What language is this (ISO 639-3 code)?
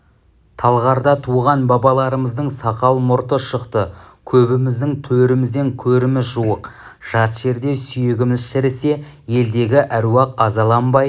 kaz